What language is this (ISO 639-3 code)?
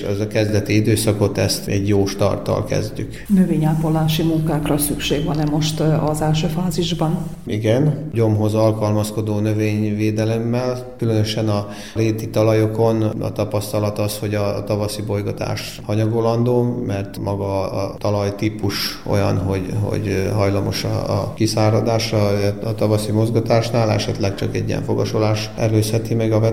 hun